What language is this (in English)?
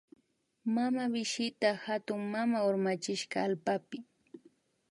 Imbabura Highland Quichua